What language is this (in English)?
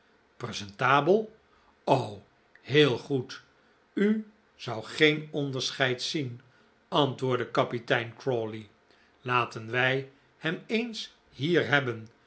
Dutch